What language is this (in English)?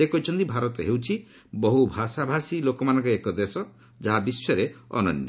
Odia